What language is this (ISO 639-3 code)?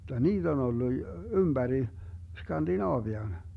fin